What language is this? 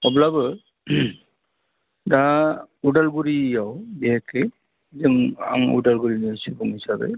Bodo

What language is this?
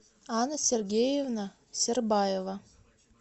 Russian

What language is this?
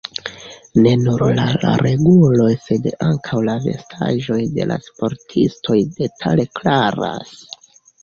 Esperanto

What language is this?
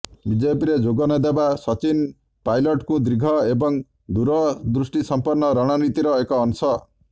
Odia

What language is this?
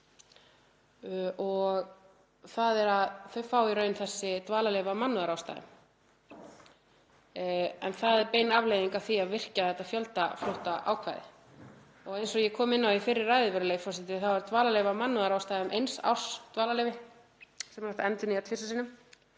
Icelandic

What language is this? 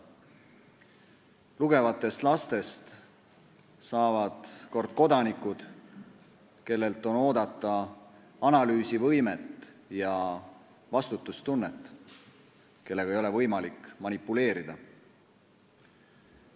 Estonian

